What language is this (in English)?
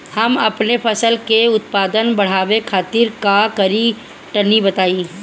Bhojpuri